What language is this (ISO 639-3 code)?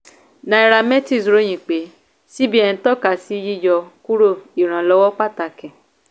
yor